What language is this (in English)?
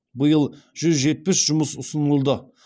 Kazakh